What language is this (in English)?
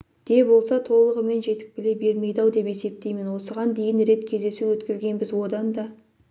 Kazakh